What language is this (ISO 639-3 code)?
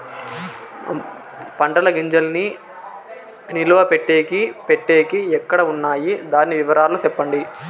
tel